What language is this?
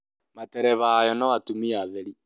Kikuyu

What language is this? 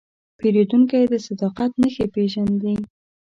Pashto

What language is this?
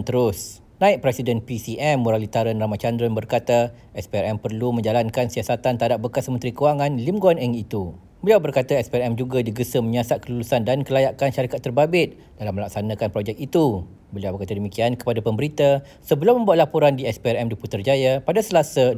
Malay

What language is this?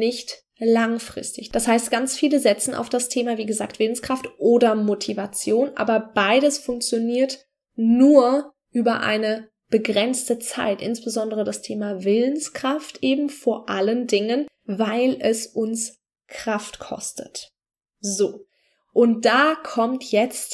German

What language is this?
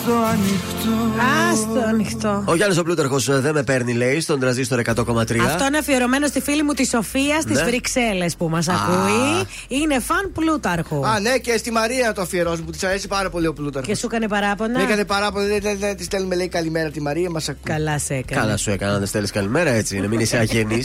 Greek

